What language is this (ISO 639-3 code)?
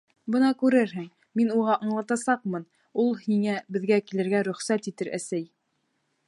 bak